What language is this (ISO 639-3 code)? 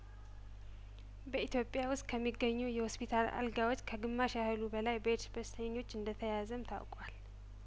amh